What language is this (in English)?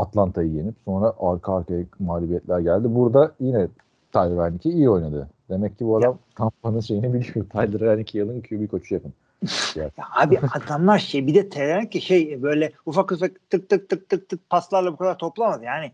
Turkish